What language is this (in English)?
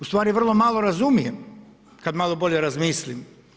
Croatian